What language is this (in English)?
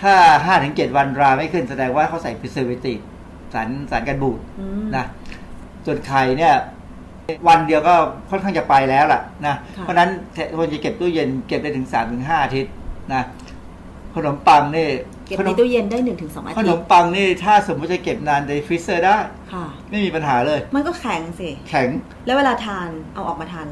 Thai